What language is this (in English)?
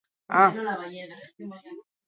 Basque